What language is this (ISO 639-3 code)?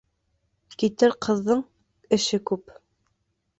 bak